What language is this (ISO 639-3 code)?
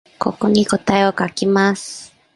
jpn